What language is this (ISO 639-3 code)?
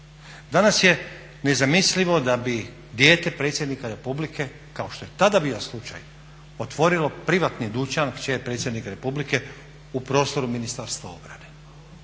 hrv